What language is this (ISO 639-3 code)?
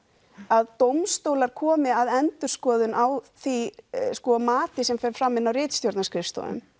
isl